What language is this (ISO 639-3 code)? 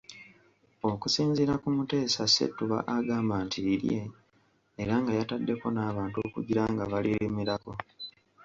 lug